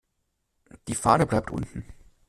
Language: German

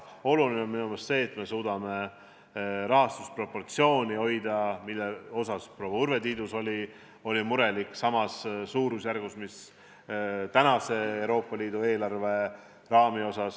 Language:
Estonian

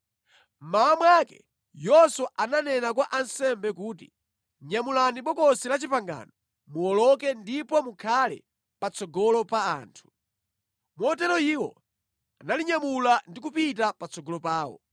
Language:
Nyanja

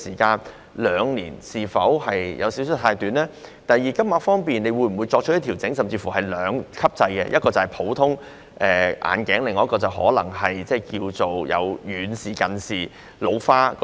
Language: Cantonese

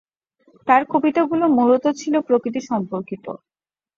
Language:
Bangla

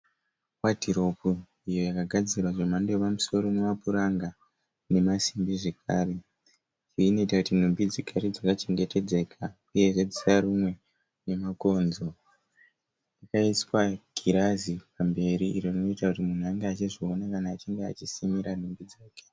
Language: Shona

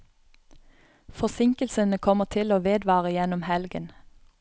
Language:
Norwegian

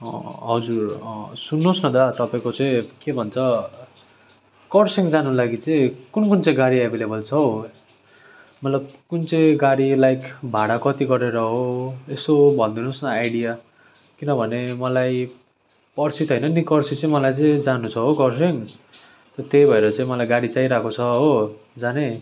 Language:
Nepali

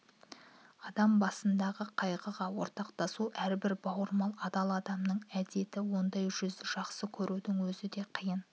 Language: Kazakh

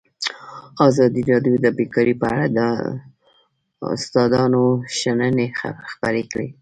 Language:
Pashto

